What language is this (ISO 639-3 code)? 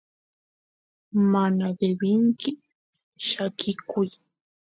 qus